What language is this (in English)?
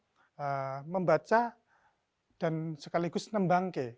Indonesian